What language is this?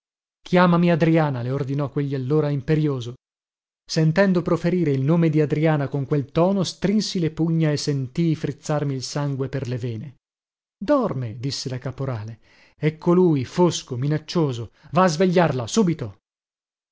Italian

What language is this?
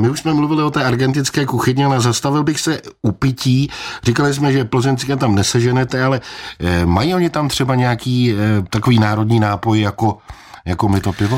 Czech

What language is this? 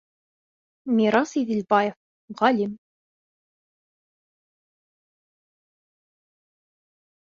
Bashkir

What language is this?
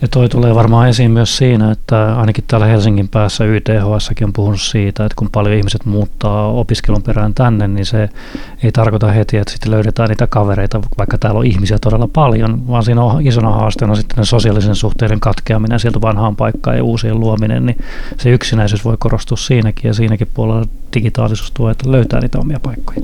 Finnish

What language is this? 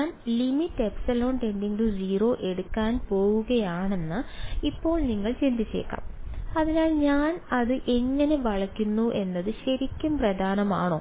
Malayalam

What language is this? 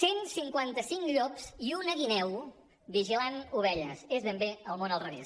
Catalan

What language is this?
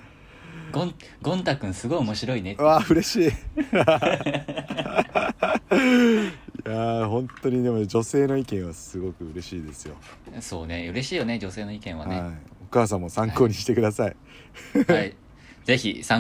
Japanese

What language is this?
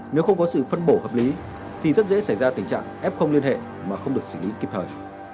Vietnamese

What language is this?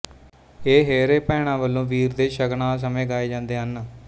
Punjabi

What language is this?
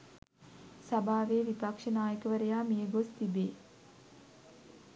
Sinhala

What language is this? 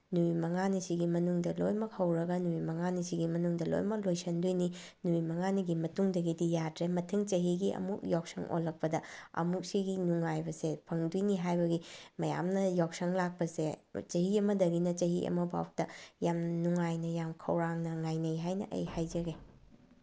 Manipuri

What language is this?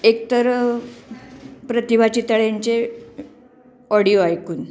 Marathi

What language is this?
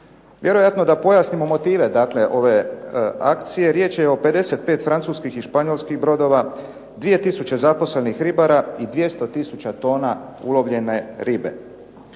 Croatian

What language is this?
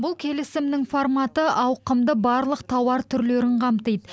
Kazakh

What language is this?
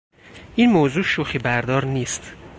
Persian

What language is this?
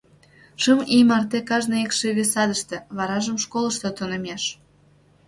Mari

